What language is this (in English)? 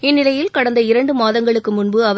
Tamil